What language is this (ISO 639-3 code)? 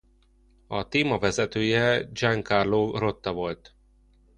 hun